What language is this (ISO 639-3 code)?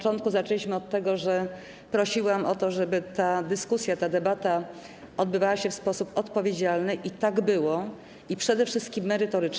pol